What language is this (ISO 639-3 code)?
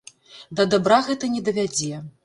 bel